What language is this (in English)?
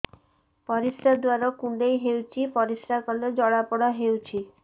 Odia